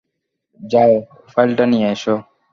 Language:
Bangla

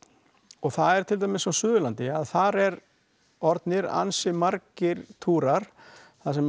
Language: Icelandic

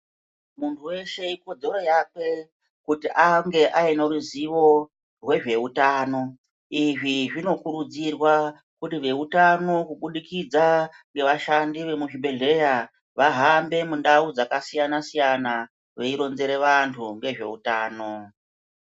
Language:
Ndau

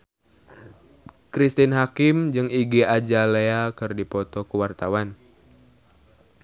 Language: Sundanese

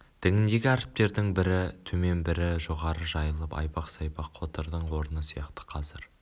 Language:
Kazakh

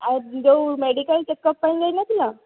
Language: Odia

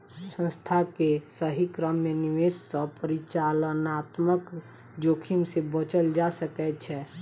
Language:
Maithili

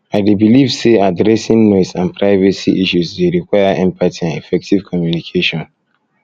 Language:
Nigerian Pidgin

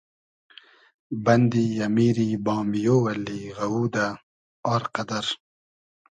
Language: Hazaragi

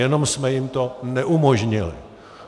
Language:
Czech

